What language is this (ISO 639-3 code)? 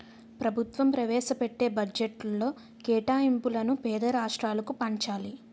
tel